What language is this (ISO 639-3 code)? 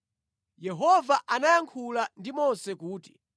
nya